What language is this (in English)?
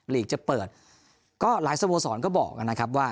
Thai